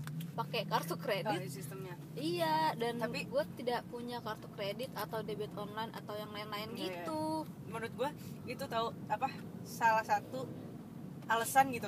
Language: Indonesian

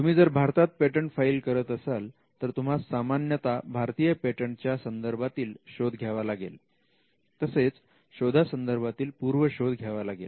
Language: Marathi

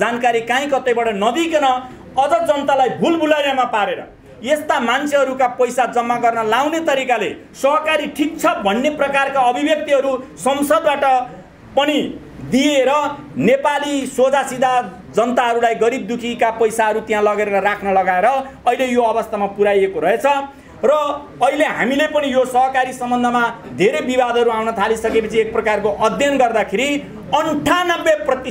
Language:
Hindi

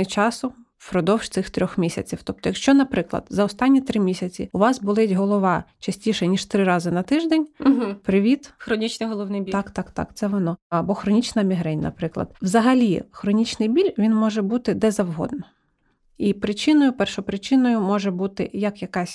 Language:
Ukrainian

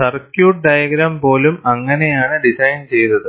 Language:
Malayalam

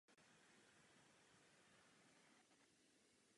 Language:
Czech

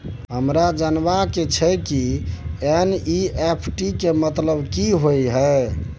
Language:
Maithili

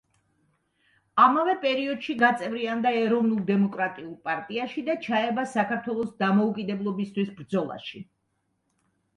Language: Georgian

